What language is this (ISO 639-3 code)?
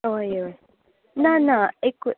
kok